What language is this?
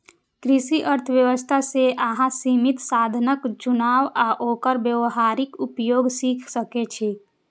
Maithili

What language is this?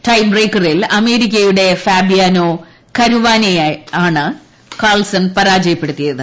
Malayalam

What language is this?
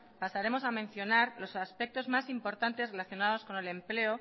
Spanish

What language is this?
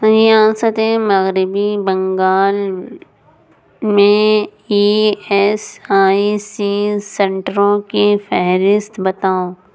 Urdu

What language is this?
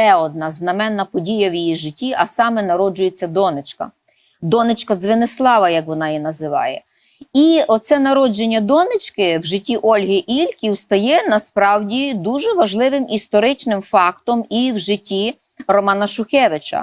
Ukrainian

